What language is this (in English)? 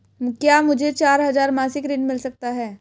Hindi